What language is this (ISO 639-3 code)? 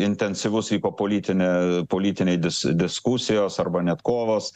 lit